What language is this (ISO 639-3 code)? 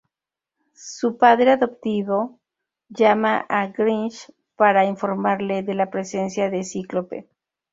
spa